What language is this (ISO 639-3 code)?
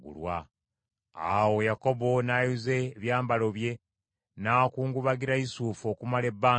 lug